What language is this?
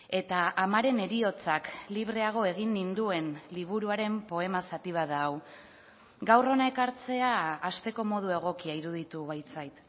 Basque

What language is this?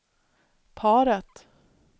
Swedish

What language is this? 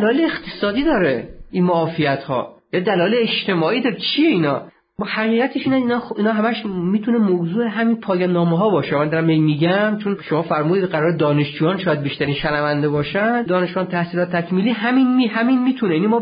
Persian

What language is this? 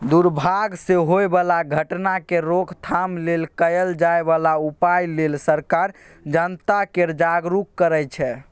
Maithili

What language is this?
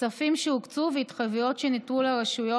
Hebrew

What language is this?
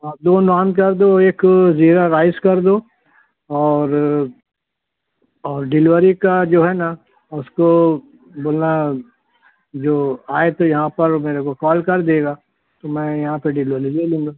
Urdu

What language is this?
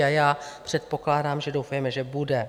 Czech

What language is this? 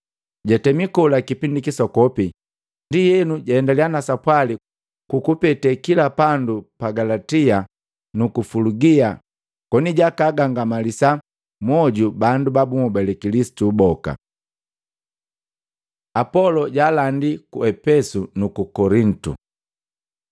Matengo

